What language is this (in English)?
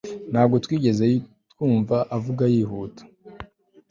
Kinyarwanda